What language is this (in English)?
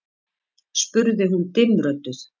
Icelandic